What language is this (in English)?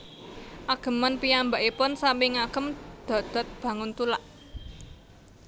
Javanese